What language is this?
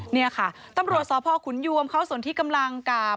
Thai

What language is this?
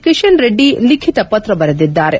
Kannada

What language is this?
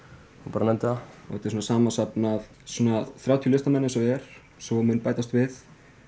Icelandic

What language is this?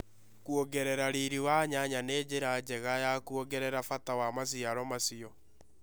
Kikuyu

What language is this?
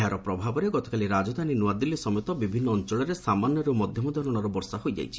Odia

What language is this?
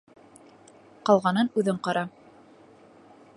Bashkir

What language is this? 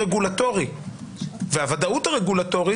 Hebrew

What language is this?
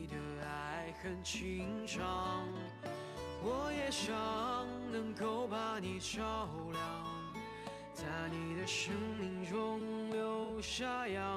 Chinese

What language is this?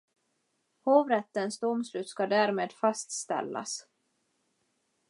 Swedish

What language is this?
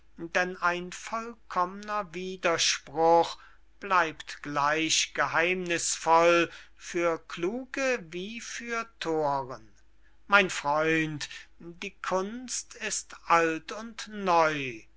German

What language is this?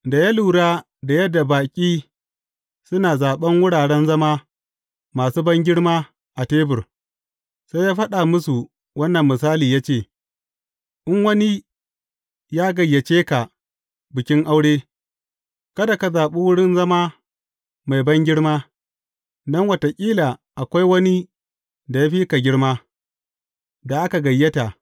Hausa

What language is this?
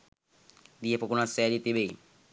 Sinhala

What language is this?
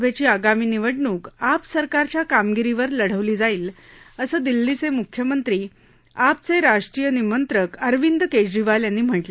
Marathi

